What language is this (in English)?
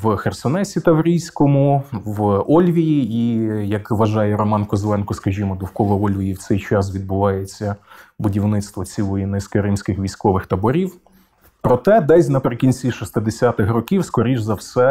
Ukrainian